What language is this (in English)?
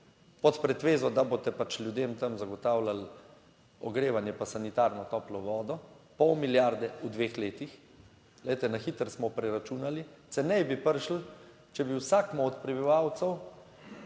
Slovenian